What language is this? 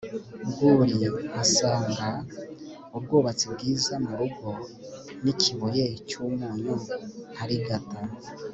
Kinyarwanda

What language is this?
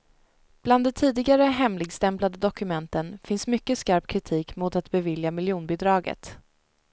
Swedish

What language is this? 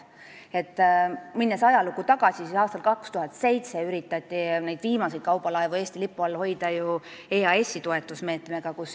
Estonian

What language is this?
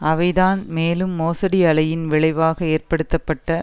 Tamil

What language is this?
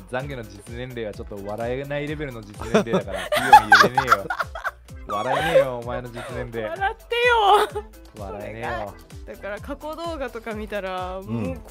Japanese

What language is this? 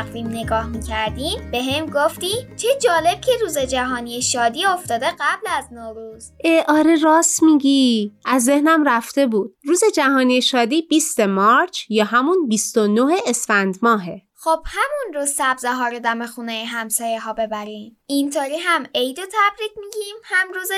Persian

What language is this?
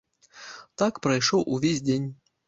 Belarusian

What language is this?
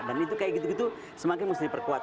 Indonesian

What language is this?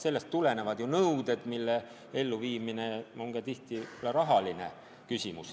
Estonian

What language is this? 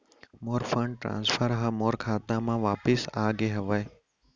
Chhattisgarhi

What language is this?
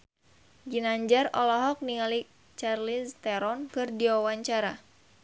Sundanese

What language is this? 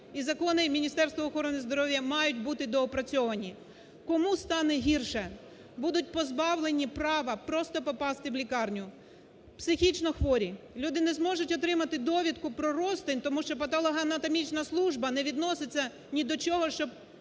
Ukrainian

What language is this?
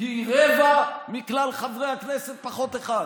Hebrew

